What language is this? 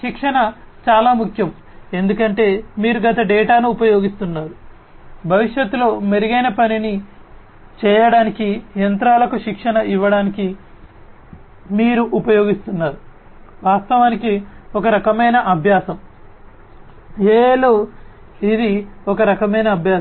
Telugu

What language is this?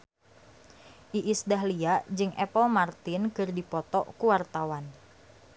Sundanese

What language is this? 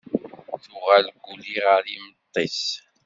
Kabyle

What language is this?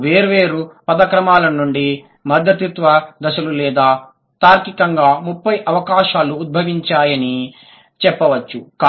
Telugu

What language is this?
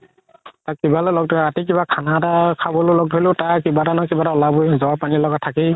Assamese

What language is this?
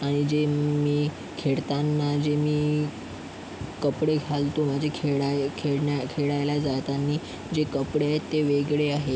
Marathi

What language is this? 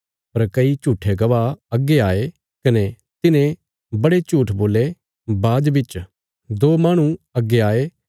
Bilaspuri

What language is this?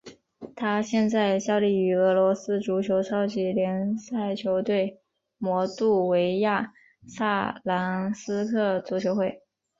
Chinese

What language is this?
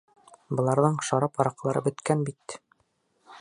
Bashkir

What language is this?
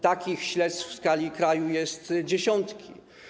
Polish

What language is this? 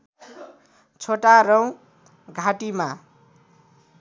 Nepali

